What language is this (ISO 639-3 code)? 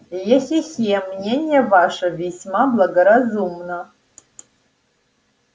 rus